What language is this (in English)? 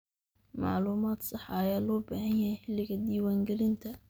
Somali